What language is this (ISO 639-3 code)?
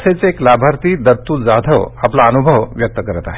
mar